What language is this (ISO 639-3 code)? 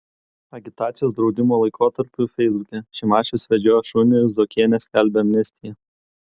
lit